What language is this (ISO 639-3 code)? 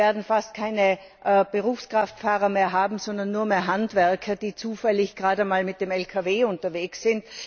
deu